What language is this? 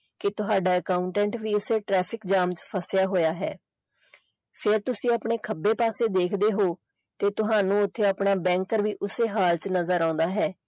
Punjabi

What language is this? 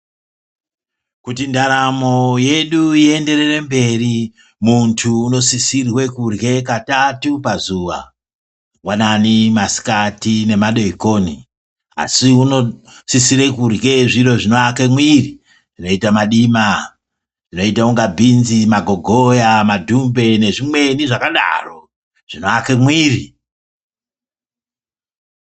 Ndau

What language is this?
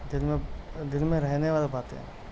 Urdu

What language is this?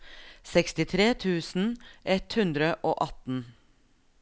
Norwegian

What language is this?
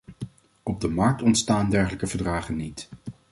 Dutch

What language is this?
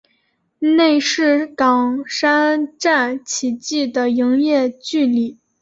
Chinese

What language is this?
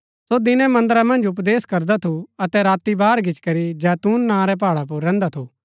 Gaddi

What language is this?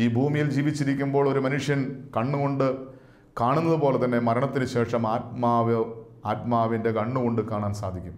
Malayalam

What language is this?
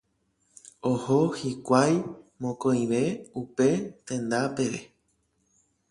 Guarani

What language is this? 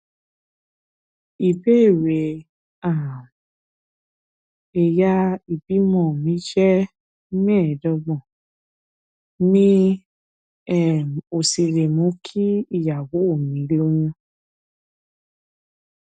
Yoruba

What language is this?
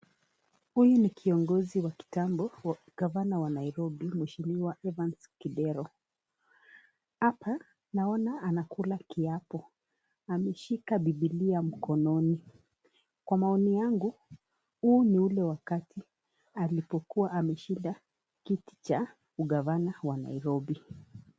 Swahili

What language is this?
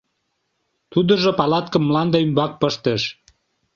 Mari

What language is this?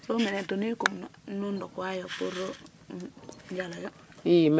Serer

